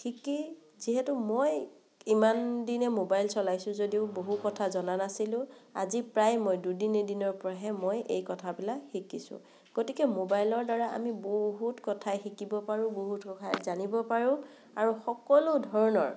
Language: Assamese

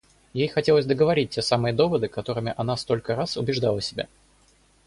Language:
Russian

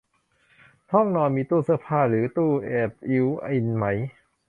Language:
Thai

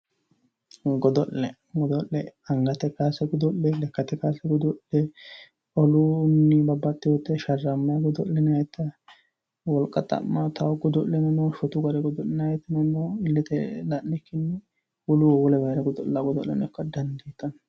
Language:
Sidamo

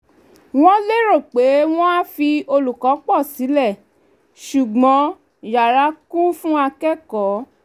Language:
Yoruba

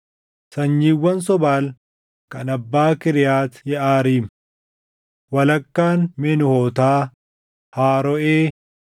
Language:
Oromo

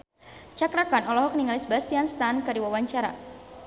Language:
Sundanese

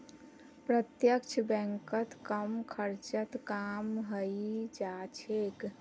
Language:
Magahi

